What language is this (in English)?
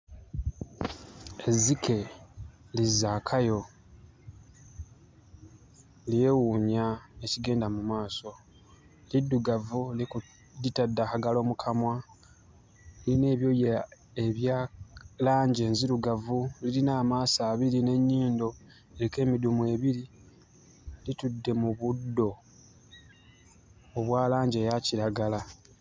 Ganda